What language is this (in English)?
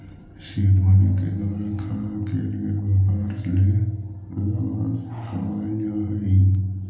Magahi